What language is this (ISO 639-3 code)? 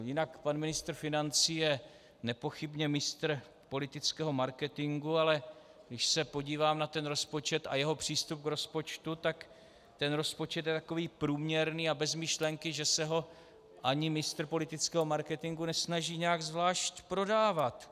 ces